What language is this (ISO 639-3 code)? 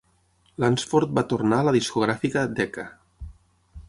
cat